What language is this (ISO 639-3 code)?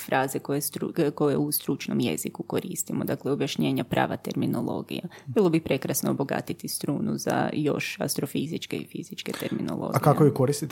hrv